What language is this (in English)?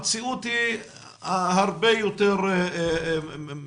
Hebrew